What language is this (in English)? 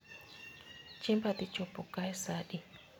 Luo (Kenya and Tanzania)